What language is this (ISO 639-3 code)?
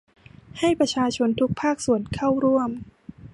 tha